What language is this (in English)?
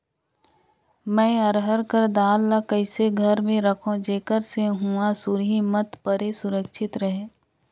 Chhattisgarhi